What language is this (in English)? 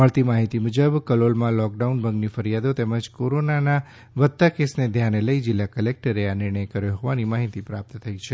Gujarati